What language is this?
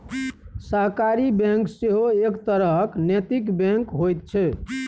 Maithili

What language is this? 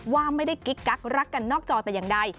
Thai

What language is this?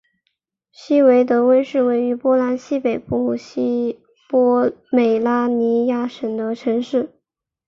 Chinese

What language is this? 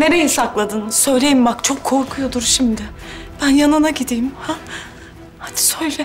Turkish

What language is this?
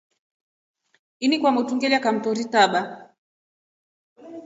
Rombo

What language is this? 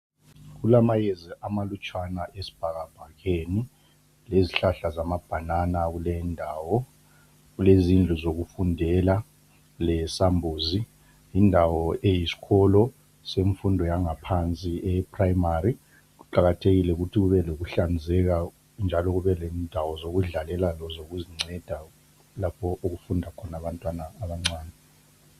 North Ndebele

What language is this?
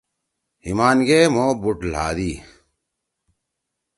Torwali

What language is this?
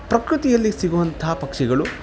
Kannada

